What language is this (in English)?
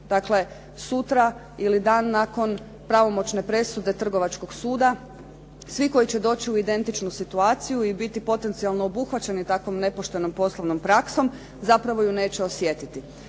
Croatian